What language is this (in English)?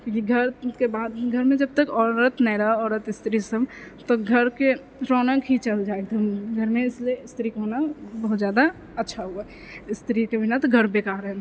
Maithili